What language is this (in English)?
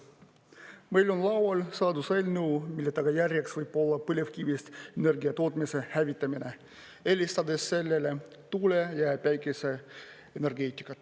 Estonian